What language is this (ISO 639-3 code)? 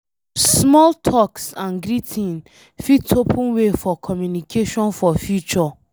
pcm